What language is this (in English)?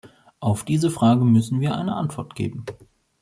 German